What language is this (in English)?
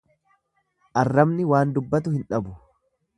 Oromo